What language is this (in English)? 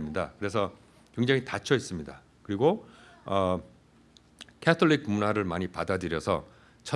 Korean